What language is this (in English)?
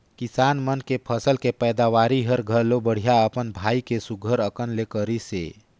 Chhattisgarhi